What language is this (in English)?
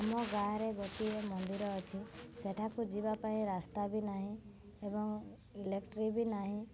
Odia